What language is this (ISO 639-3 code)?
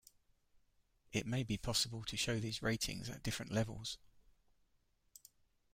eng